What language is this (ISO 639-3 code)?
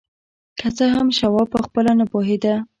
pus